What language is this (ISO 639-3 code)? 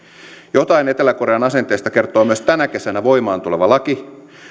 fin